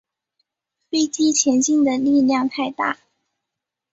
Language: Chinese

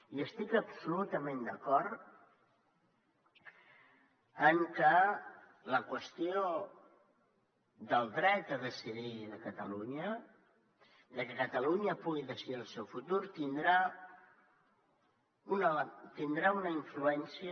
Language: Catalan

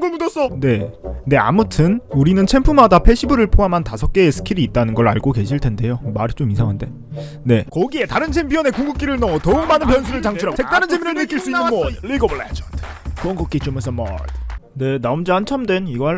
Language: Korean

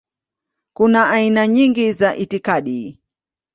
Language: Swahili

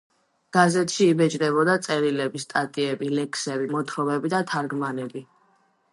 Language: Georgian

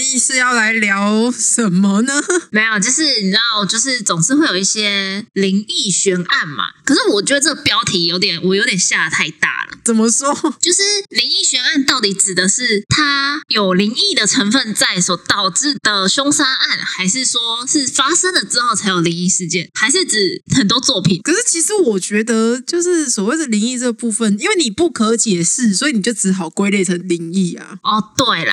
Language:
Chinese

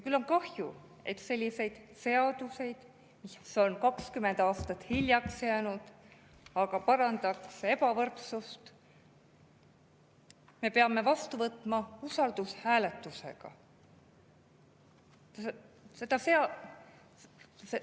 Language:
Estonian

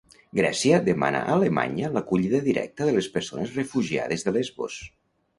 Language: Catalan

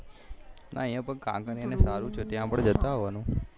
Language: Gujarati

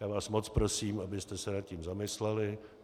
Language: Czech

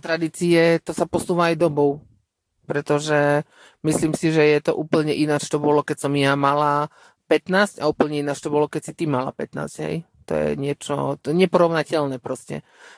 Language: Czech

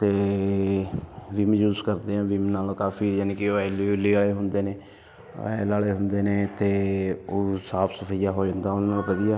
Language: Punjabi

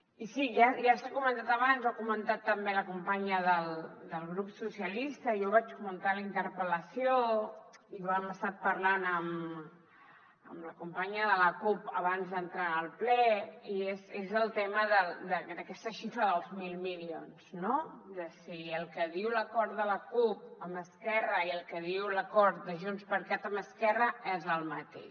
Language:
Catalan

